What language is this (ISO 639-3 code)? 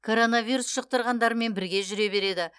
kaz